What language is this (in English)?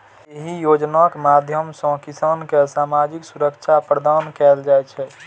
Maithili